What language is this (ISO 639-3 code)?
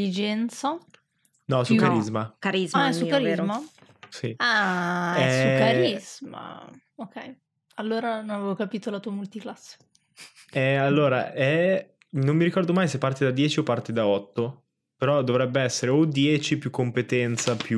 ita